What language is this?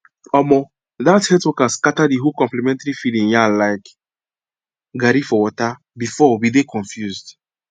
Nigerian Pidgin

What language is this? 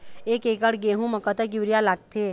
Chhattisgarhi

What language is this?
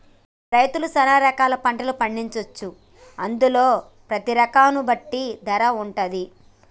Telugu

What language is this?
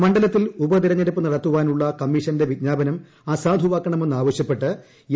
Malayalam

